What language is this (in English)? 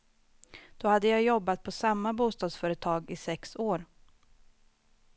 Swedish